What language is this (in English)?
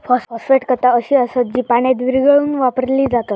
Marathi